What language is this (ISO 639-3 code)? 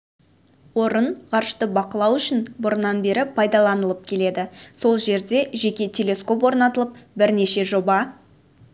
kaz